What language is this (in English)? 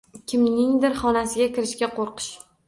Uzbek